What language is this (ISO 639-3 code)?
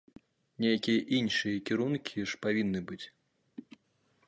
bel